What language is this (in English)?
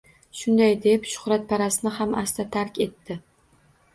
Uzbek